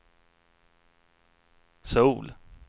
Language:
Swedish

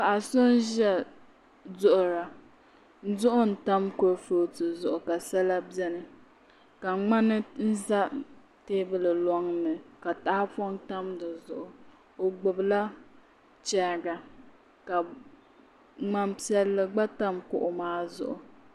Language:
Dagbani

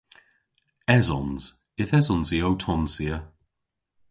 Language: Cornish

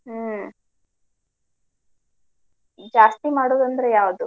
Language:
Kannada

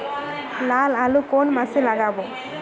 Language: Bangla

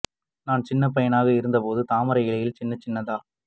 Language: Tamil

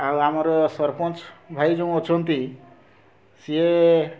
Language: Odia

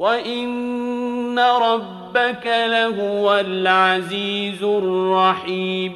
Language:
Arabic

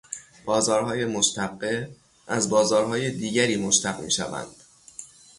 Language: Persian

